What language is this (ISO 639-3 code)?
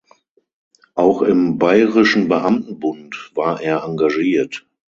deu